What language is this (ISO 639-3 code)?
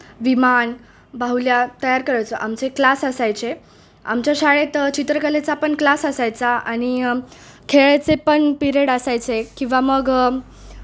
mar